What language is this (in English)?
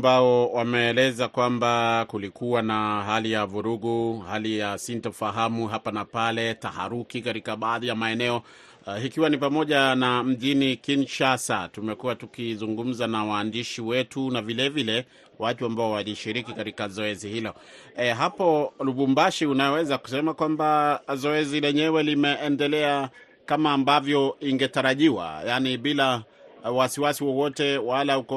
Swahili